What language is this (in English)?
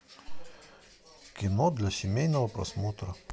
Russian